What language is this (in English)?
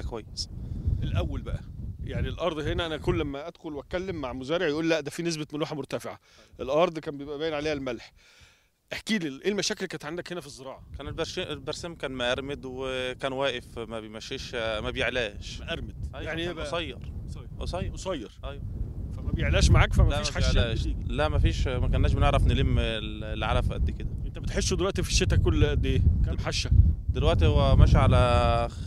Arabic